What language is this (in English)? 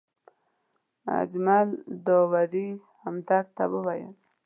Pashto